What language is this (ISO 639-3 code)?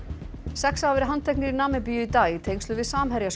isl